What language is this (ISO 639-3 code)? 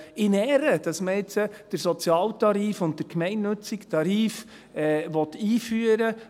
gsw